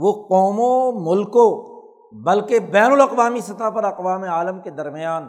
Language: Urdu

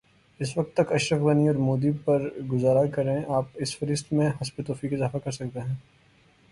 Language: Urdu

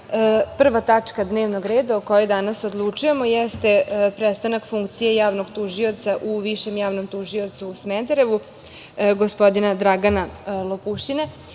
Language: Serbian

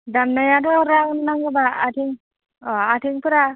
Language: Bodo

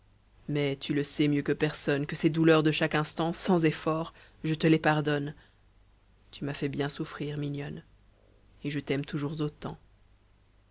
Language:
French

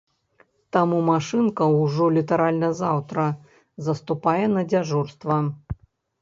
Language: Belarusian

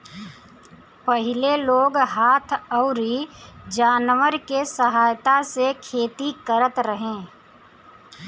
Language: Bhojpuri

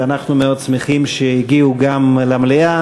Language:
Hebrew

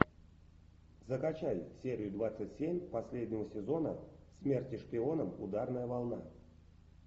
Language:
Russian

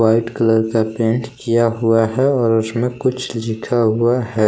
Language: Hindi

